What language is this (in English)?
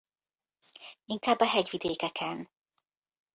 Hungarian